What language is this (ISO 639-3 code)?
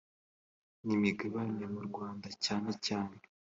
kin